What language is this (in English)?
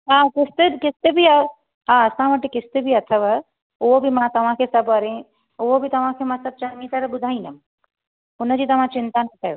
Sindhi